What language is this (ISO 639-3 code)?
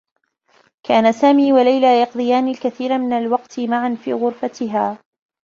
ara